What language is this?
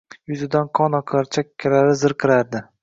Uzbek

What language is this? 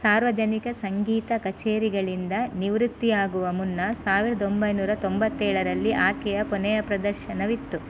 Kannada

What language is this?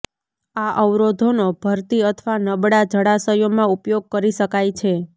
Gujarati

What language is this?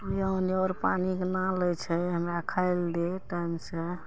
Maithili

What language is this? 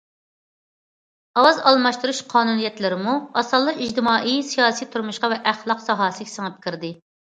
Uyghur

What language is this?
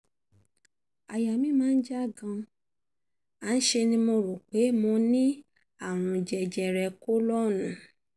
Yoruba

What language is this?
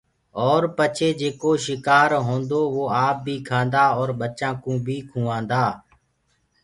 Gurgula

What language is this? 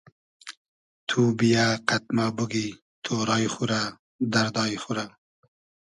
Hazaragi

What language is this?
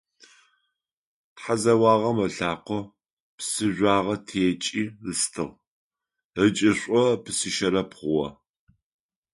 Adyghe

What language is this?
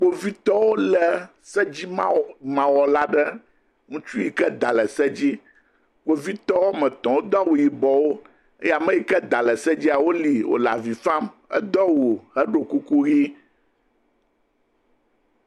Ewe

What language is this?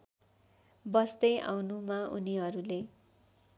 Nepali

